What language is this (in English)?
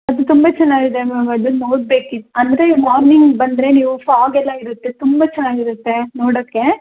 Kannada